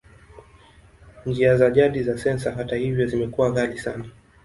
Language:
Swahili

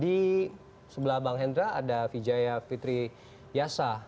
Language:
Indonesian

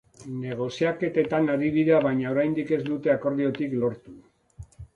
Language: Basque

